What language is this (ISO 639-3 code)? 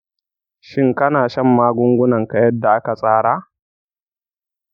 hau